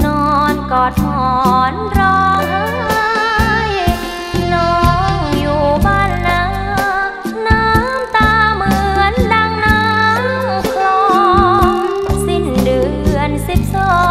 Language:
Thai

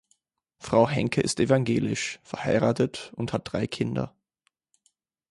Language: German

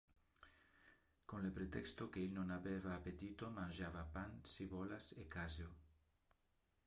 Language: Interlingua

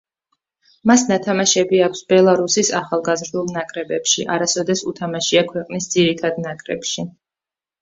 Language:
Georgian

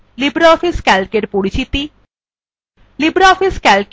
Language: Bangla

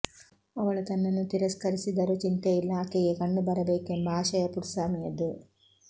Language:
Kannada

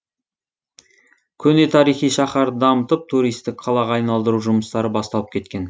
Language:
Kazakh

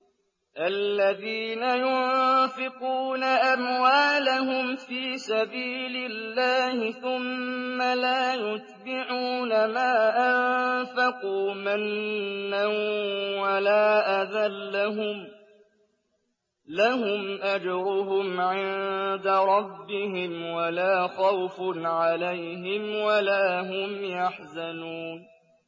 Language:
Arabic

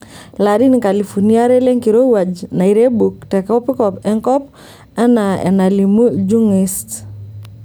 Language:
Masai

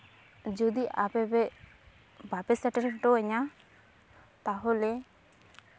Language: Santali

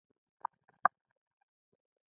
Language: Pashto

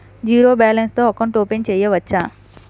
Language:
Telugu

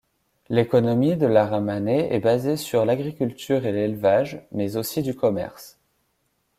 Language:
French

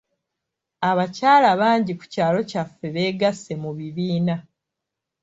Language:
Ganda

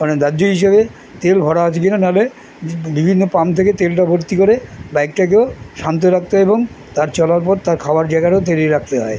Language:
Bangla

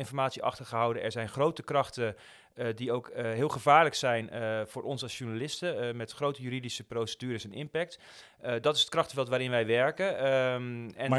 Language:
Dutch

